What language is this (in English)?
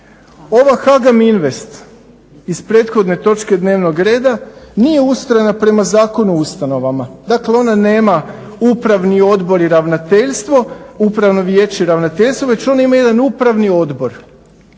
Croatian